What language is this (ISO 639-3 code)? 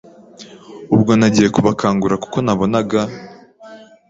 kin